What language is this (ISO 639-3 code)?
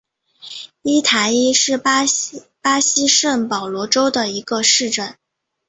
zho